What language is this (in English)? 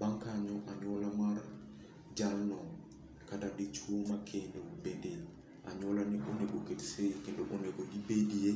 Luo (Kenya and Tanzania)